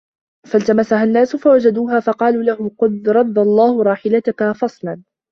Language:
Arabic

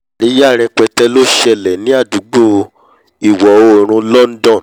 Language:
Yoruba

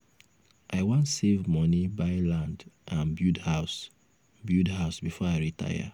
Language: Nigerian Pidgin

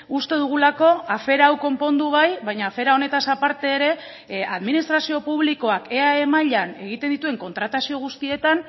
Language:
Basque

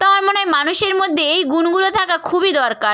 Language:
Bangla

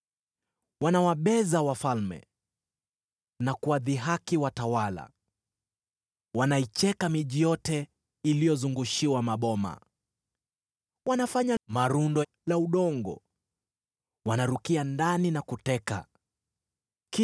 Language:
Swahili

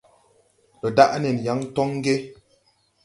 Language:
Tupuri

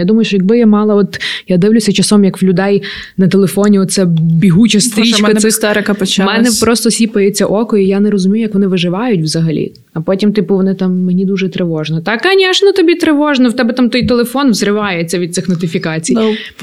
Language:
Ukrainian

